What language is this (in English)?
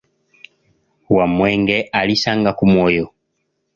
Ganda